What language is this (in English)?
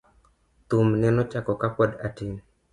Luo (Kenya and Tanzania)